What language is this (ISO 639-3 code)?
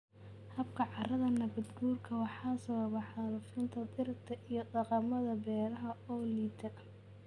som